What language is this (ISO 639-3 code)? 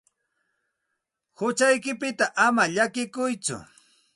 qxt